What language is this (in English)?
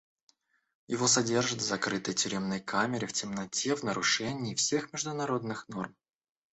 Russian